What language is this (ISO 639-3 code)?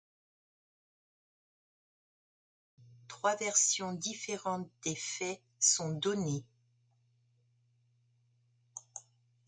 fra